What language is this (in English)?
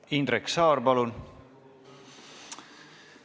Estonian